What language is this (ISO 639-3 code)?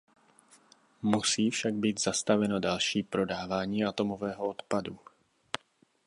ces